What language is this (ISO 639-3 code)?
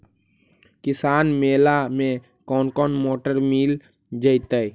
mag